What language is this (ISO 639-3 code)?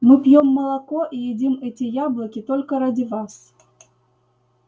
rus